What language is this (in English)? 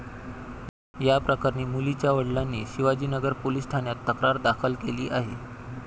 Marathi